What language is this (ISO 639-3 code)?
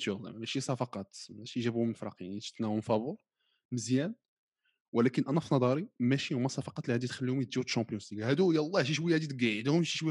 ara